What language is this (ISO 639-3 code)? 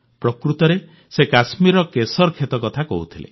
ori